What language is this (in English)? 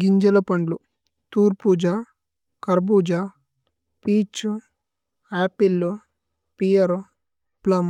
Tulu